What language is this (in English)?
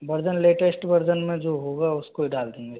Hindi